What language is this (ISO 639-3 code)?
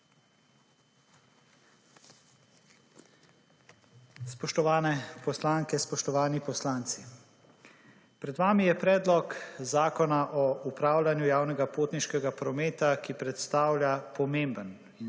slv